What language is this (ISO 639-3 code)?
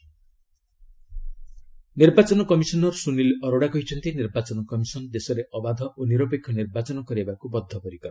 ori